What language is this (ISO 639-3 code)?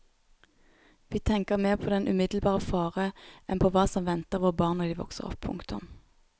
nor